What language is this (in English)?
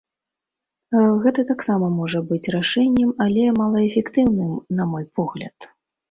Belarusian